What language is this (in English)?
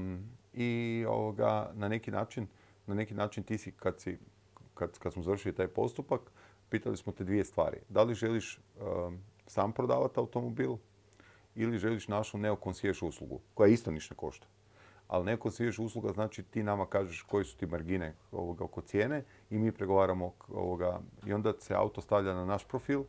Croatian